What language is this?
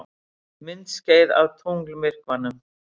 Icelandic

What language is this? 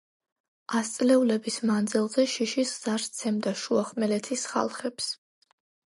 Georgian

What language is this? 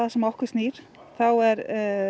Icelandic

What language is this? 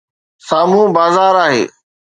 Sindhi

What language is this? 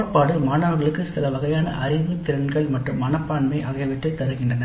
Tamil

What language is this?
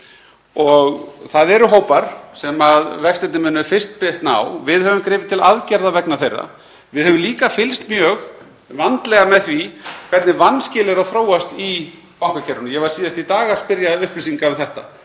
Icelandic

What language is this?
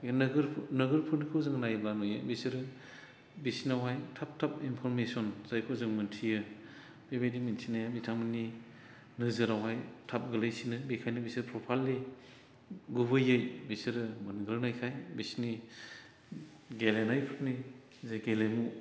Bodo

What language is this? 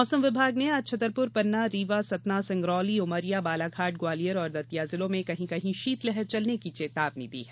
Hindi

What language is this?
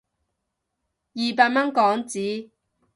Cantonese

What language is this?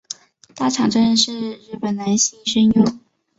Chinese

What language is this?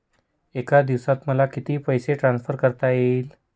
Marathi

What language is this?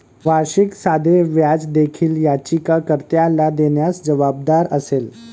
Marathi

